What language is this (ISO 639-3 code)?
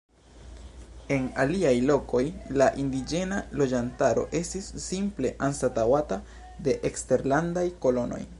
epo